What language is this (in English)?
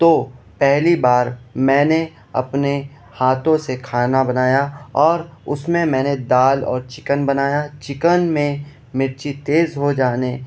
Urdu